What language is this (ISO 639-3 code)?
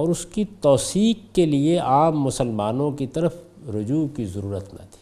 urd